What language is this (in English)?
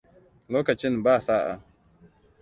Hausa